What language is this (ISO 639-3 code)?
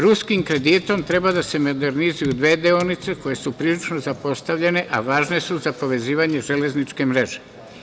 srp